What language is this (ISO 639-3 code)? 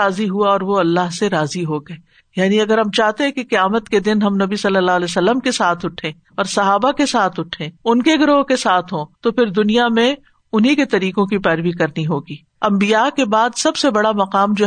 urd